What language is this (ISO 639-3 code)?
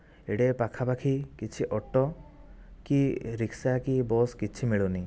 ori